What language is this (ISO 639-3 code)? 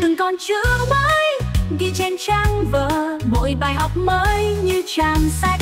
vie